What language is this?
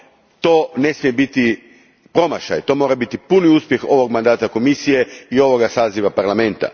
Croatian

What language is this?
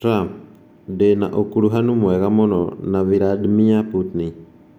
Kikuyu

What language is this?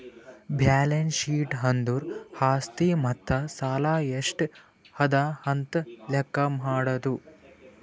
Kannada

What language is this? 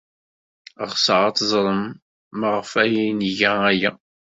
Kabyle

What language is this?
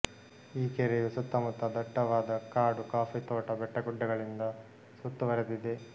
Kannada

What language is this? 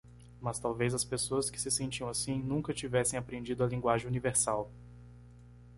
Portuguese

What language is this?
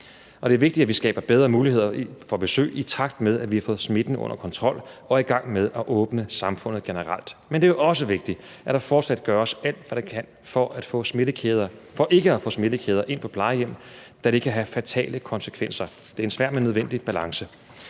Danish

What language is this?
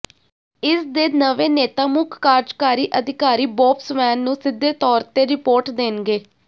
Punjabi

